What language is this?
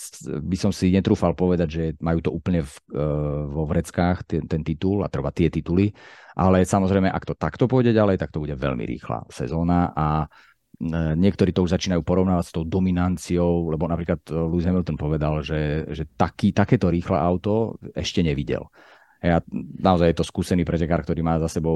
Slovak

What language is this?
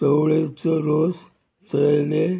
Konkani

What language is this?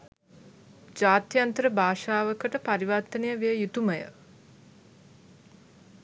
Sinhala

